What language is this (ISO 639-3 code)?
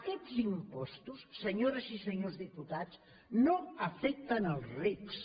cat